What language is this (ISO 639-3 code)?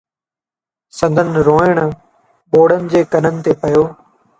snd